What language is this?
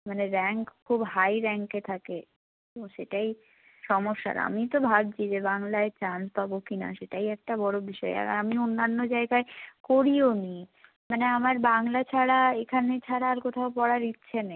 Bangla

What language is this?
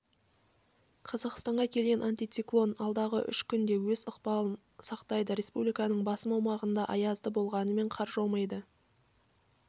Kazakh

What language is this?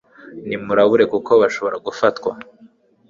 Kinyarwanda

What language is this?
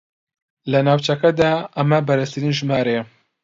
Central Kurdish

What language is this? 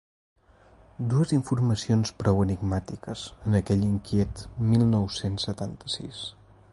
Catalan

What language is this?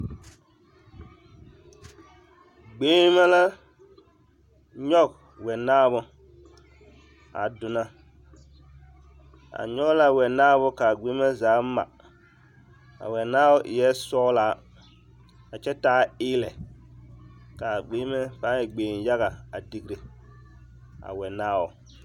Southern Dagaare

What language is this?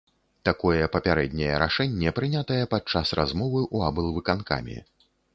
Belarusian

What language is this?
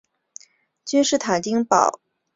Chinese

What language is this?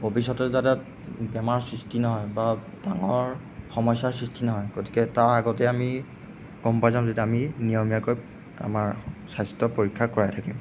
Assamese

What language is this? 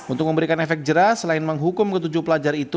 Indonesian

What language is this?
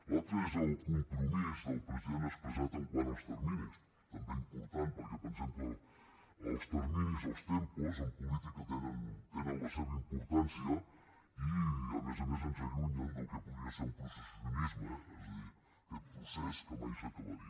Catalan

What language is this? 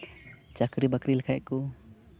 Santali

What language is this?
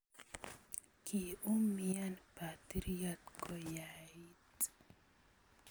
Kalenjin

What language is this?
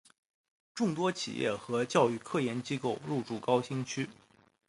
Chinese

